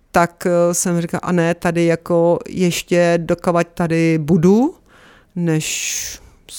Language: Czech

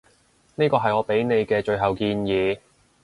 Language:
Cantonese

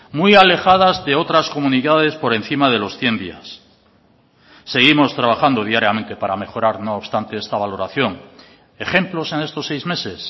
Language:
Spanish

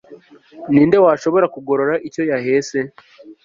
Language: Kinyarwanda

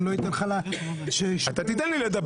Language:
Hebrew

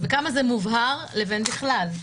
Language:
Hebrew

